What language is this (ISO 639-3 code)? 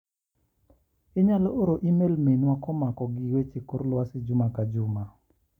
luo